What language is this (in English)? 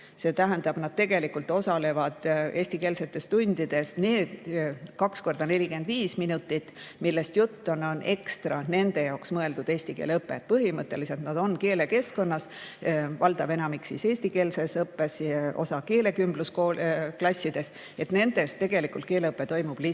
Estonian